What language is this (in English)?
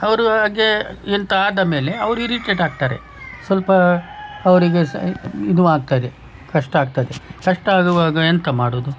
Kannada